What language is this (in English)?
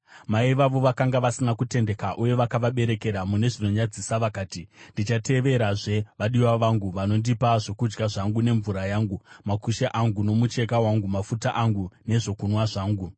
Shona